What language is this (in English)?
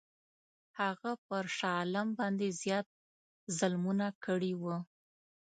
Pashto